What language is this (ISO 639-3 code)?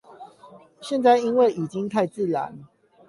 zho